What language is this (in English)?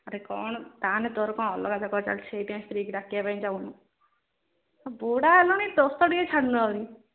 Odia